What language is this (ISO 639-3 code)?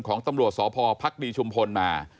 tha